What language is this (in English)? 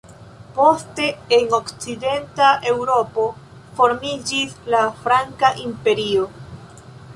Esperanto